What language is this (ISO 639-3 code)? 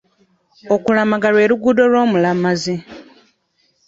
lug